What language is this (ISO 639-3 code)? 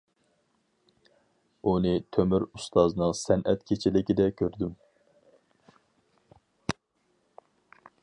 uig